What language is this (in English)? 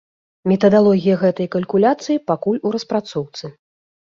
Belarusian